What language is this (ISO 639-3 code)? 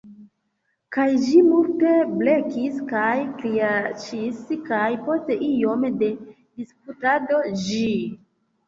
epo